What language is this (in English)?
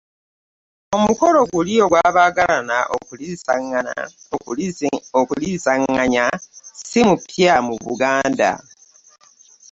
Ganda